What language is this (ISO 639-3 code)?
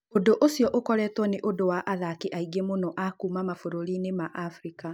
kik